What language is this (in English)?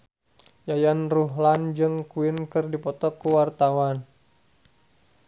Sundanese